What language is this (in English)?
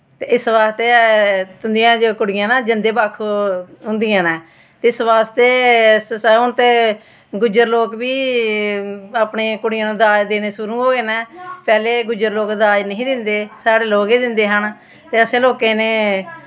Dogri